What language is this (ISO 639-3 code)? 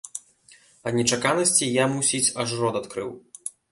bel